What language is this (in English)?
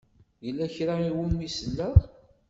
Kabyle